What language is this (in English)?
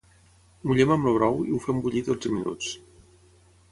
Catalan